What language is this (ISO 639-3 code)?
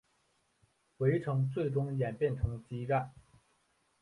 zho